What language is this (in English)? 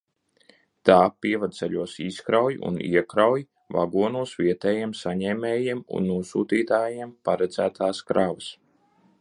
Latvian